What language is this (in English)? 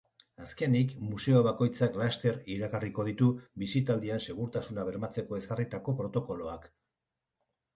Basque